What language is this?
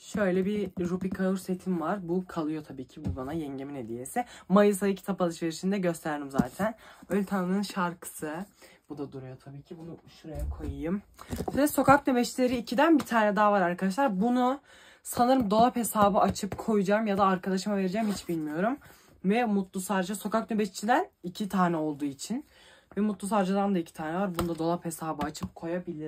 Turkish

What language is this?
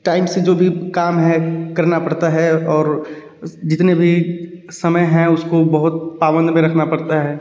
Hindi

